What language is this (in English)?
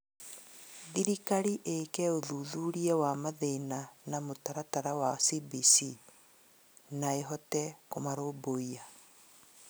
Kikuyu